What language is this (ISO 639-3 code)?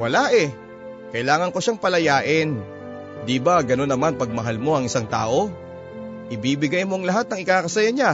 fil